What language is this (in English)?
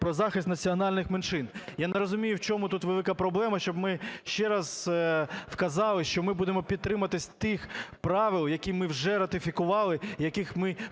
Ukrainian